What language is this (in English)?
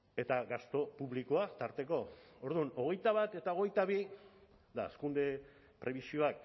Basque